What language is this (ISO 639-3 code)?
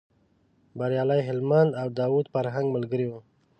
pus